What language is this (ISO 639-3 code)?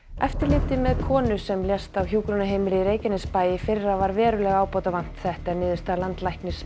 isl